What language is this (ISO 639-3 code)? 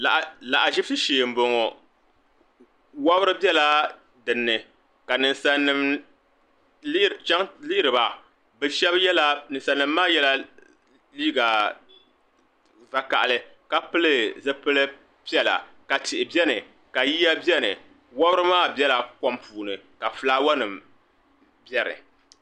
dag